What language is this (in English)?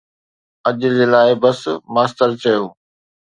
Sindhi